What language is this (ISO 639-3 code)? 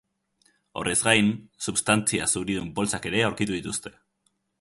eus